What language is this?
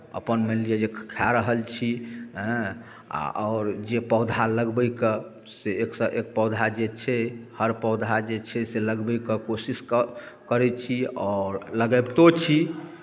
Maithili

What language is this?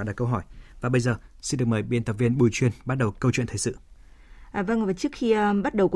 Vietnamese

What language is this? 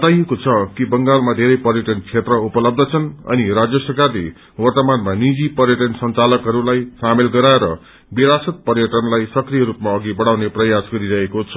Nepali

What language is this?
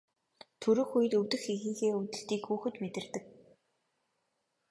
Mongolian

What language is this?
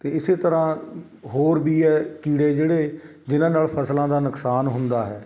Punjabi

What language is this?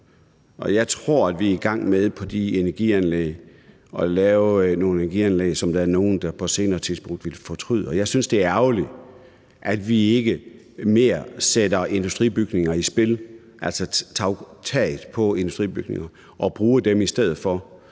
Danish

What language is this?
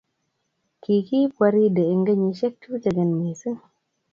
Kalenjin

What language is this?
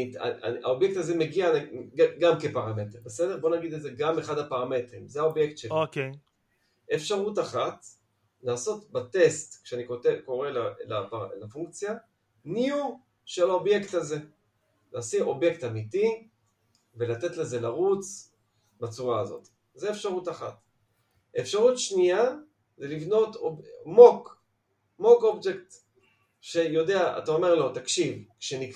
Hebrew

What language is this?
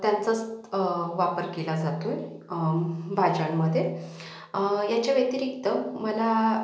Marathi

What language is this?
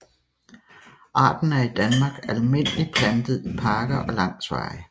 Danish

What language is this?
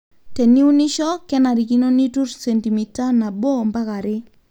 Masai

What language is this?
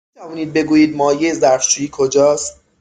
Persian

